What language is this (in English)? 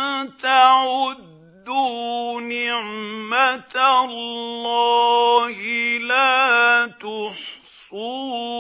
Arabic